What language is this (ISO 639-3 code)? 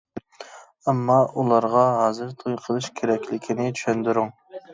uig